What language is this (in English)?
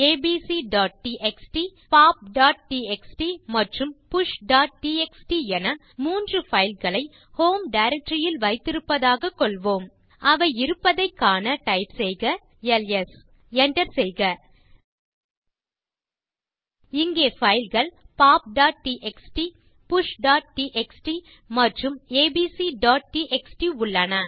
Tamil